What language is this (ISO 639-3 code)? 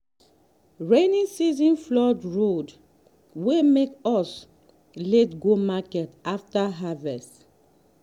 pcm